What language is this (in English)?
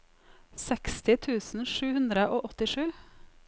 Norwegian